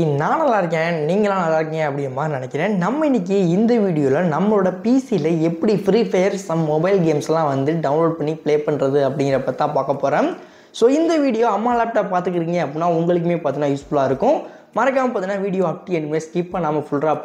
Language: Tamil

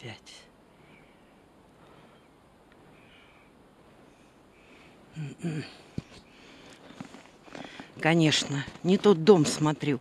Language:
Russian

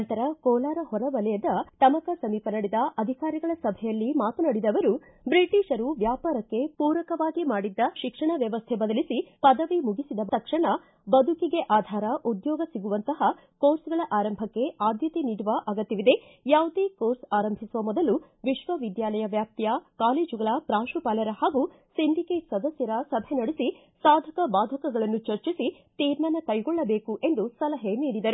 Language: Kannada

